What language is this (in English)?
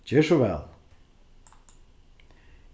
Faroese